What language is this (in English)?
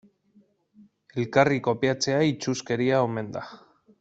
Basque